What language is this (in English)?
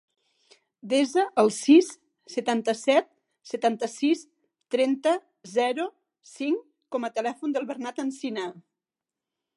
Catalan